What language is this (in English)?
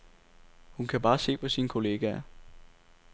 Danish